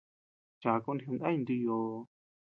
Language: Tepeuxila Cuicatec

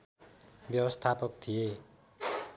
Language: Nepali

